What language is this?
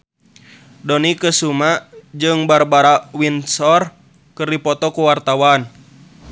Sundanese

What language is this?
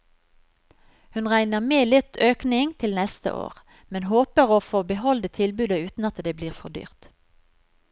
Norwegian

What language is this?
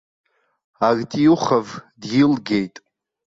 Abkhazian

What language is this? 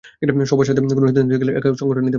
Bangla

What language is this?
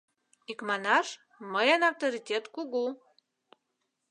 Mari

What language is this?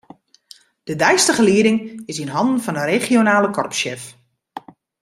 Western Frisian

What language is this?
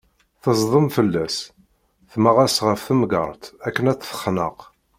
Kabyle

